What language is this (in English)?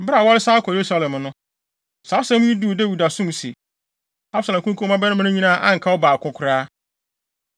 Akan